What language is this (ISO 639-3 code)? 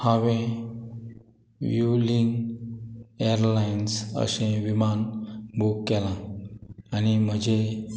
kok